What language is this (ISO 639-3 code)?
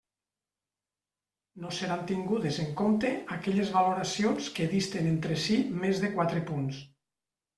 cat